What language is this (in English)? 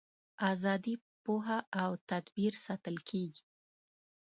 Pashto